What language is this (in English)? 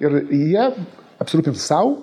Lithuanian